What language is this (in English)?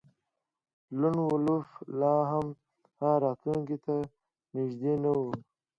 Pashto